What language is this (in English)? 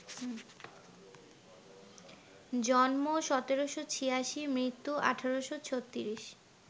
Bangla